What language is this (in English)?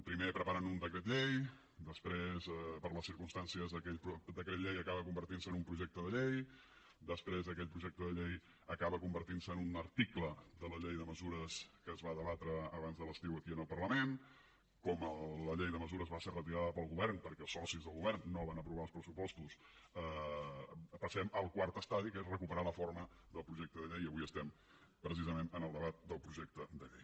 Catalan